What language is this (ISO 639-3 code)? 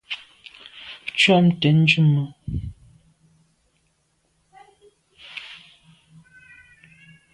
byv